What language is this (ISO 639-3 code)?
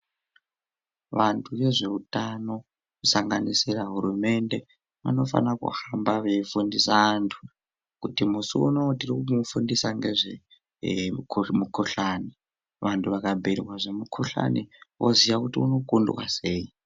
ndc